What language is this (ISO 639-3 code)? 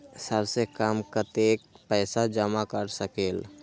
mag